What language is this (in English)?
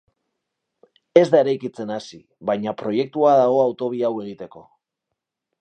Basque